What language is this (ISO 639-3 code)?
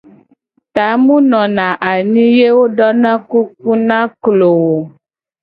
gej